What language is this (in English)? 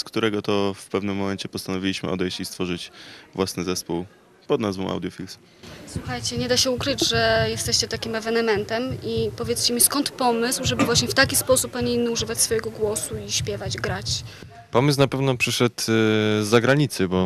Polish